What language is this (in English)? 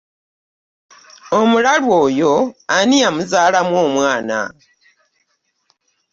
Ganda